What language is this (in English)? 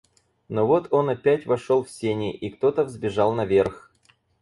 Russian